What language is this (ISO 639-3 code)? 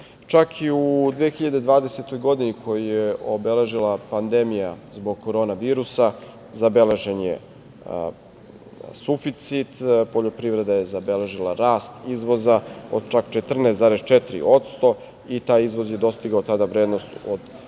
srp